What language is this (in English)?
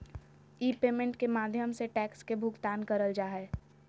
Magahi